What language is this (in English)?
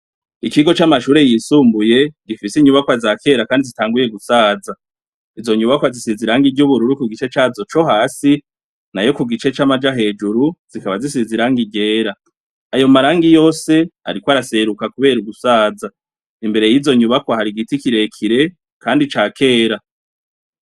Rundi